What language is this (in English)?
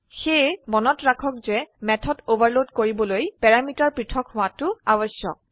Assamese